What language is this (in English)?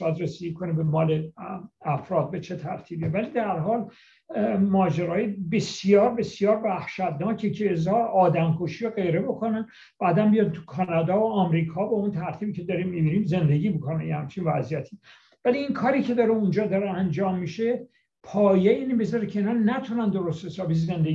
Persian